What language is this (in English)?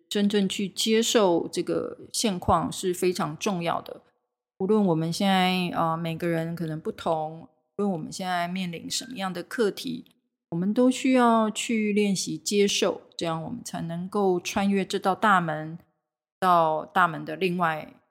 Chinese